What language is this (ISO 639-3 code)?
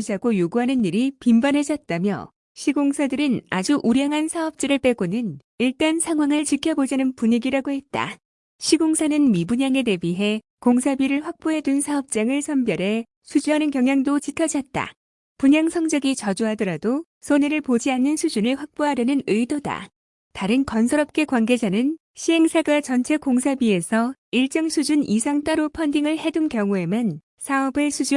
kor